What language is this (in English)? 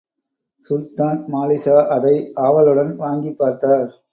Tamil